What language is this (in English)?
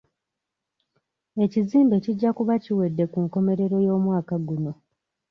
Ganda